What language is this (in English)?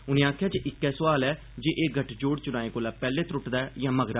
Dogri